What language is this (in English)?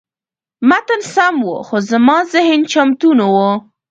Pashto